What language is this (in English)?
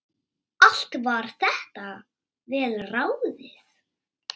Icelandic